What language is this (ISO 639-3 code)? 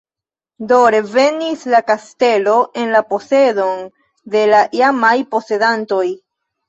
epo